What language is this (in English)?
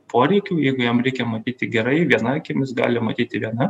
Lithuanian